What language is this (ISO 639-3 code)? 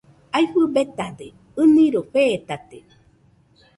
hux